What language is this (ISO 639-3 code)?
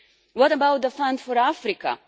eng